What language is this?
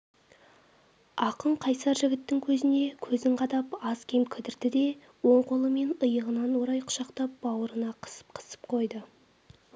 Kazakh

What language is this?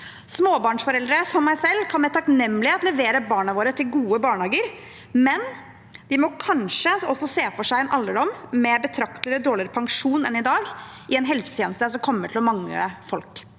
Norwegian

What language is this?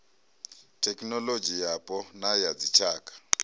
Venda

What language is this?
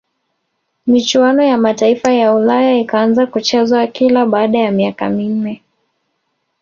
Swahili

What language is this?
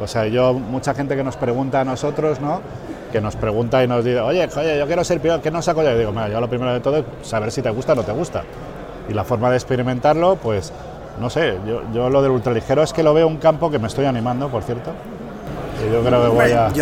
Spanish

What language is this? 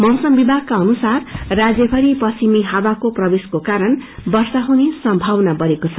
Nepali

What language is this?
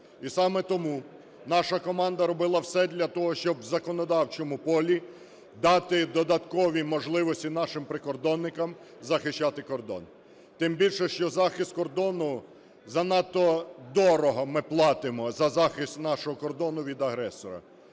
Ukrainian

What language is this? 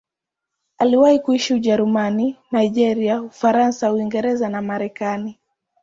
Swahili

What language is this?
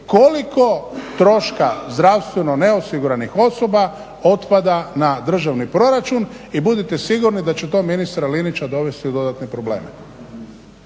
Croatian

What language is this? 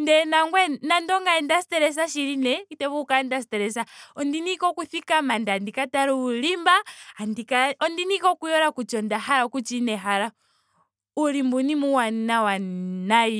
Ndonga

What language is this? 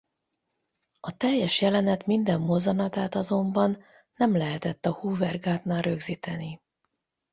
Hungarian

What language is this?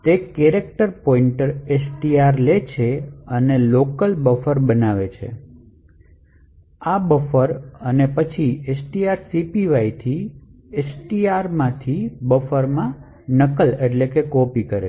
Gujarati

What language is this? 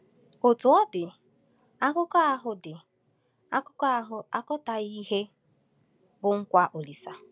Igbo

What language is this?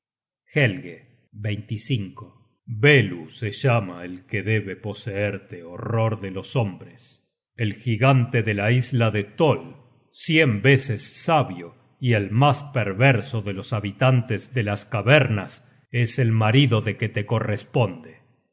Spanish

